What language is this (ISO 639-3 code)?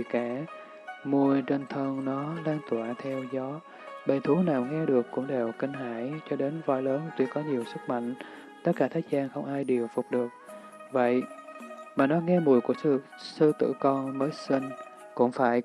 vie